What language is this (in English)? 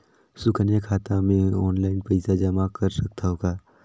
Chhattisgarhi